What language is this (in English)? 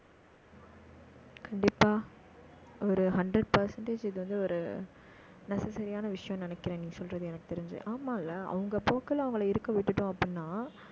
Tamil